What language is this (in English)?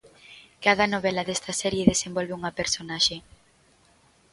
Galician